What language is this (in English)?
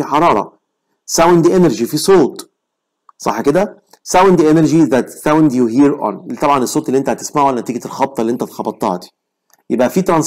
Arabic